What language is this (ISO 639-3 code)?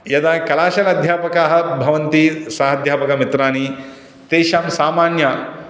san